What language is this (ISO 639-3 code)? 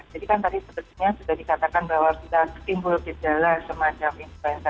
ind